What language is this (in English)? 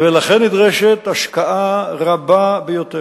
Hebrew